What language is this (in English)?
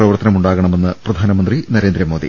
Malayalam